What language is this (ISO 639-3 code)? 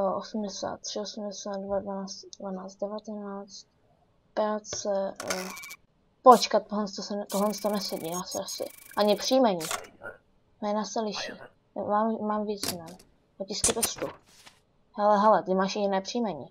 ces